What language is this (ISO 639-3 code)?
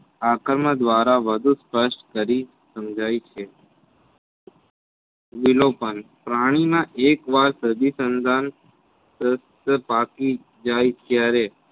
guj